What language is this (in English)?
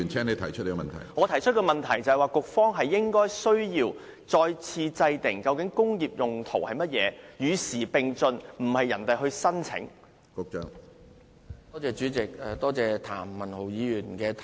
Cantonese